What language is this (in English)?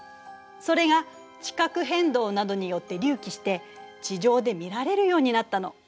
Japanese